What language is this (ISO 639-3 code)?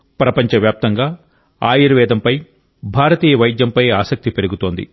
tel